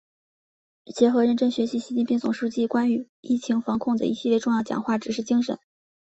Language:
Chinese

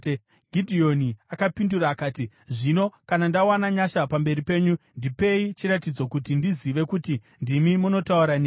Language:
Shona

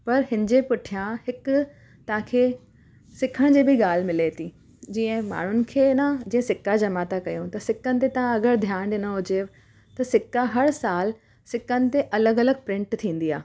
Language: Sindhi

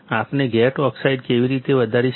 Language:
Gujarati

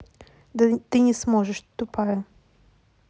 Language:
Russian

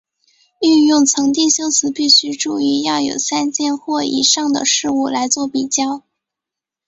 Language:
Chinese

